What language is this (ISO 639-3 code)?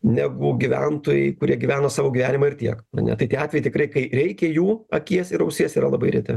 lit